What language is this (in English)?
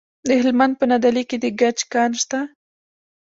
Pashto